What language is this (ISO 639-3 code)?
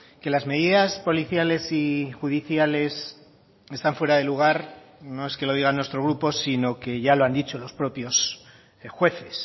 spa